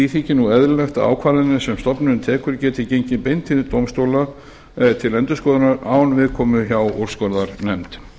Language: Icelandic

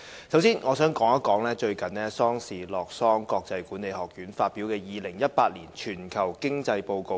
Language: Cantonese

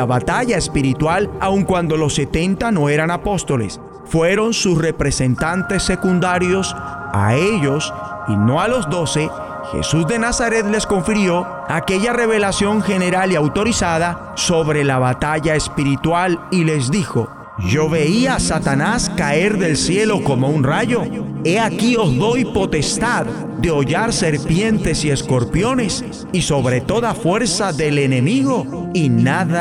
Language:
Spanish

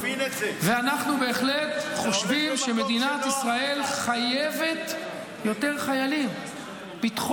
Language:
Hebrew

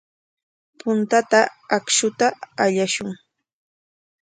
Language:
Corongo Ancash Quechua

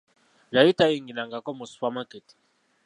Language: Ganda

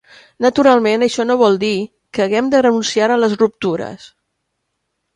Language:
Catalan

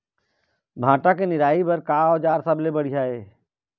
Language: Chhattisgarhi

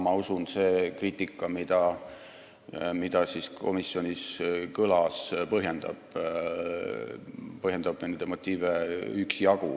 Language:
Estonian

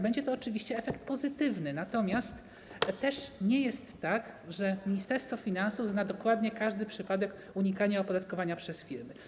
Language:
Polish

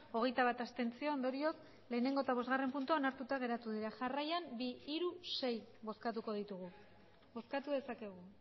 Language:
Basque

